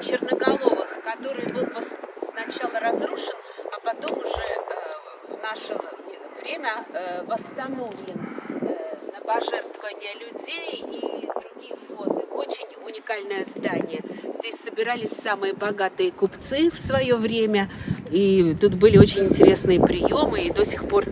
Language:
Russian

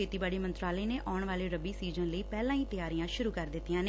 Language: Punjabi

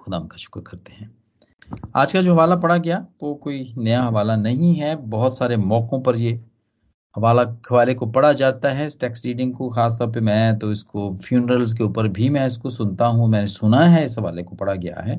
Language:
Hindi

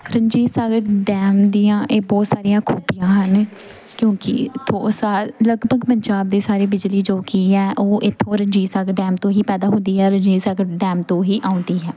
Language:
Punjabi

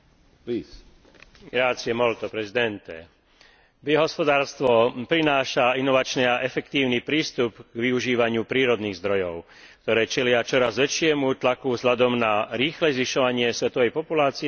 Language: Slovak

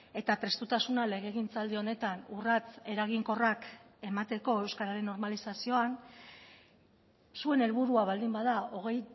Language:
Basque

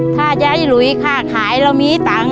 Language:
Thai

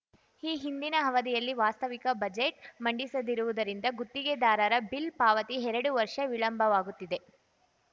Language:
Kannada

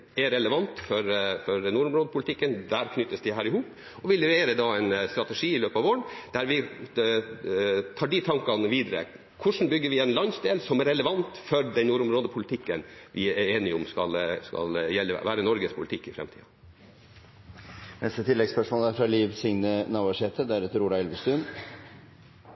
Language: Norwegian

